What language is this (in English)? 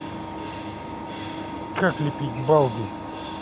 Russian